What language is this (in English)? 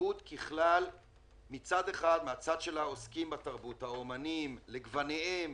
Hebrew